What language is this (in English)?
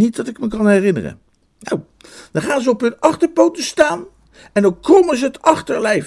Dutch